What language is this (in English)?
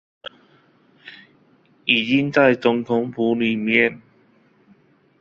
Chinese